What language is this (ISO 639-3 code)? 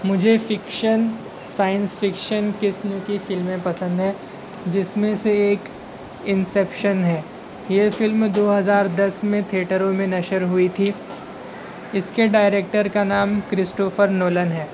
urd